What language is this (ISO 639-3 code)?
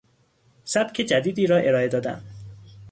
fas